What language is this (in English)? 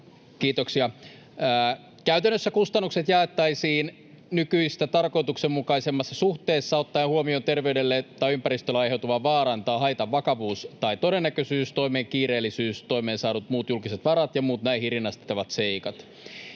Finnish